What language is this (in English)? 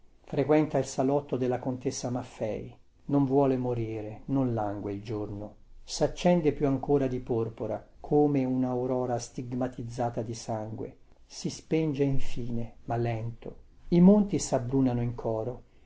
Italian